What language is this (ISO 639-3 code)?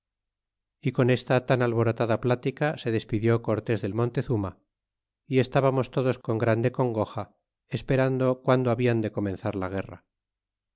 spa